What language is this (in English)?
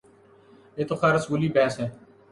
Urdu